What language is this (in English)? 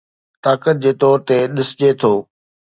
Sindhi